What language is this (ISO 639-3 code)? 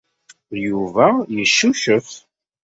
kab